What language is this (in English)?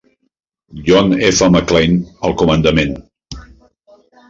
Catalan